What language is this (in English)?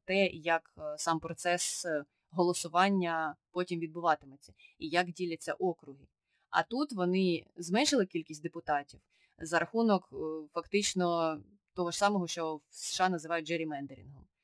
Ukrainian